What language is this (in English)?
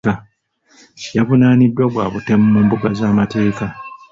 Ganda